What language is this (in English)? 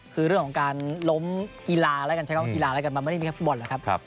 Thai